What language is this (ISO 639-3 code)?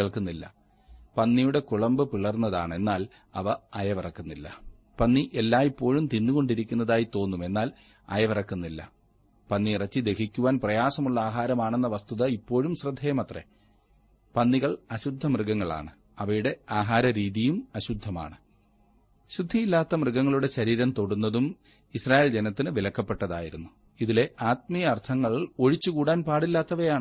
mal